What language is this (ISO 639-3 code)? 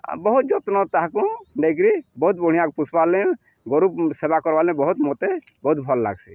ori